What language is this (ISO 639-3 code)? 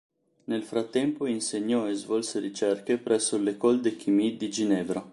ita